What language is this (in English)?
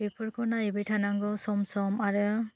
Bodo